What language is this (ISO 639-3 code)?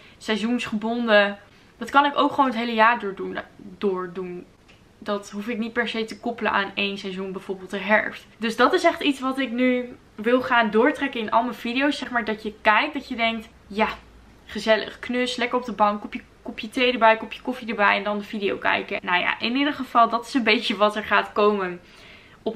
nld